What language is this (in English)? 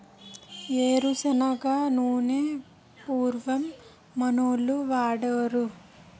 Telugu